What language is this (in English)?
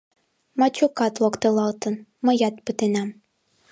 Mari